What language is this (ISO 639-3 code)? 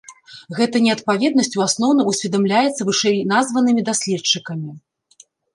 bel